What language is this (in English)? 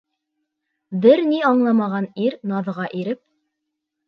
Bashkir